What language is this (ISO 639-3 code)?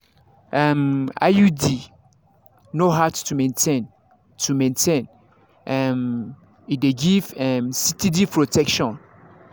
pcm